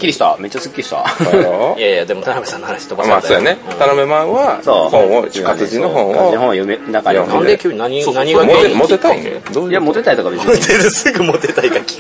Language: Japanese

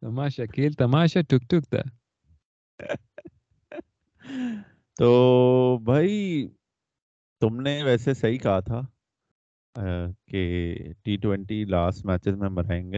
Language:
Urdu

